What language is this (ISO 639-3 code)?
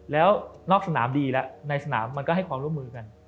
tha